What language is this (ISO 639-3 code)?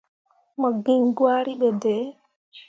mua